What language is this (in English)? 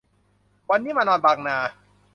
Thai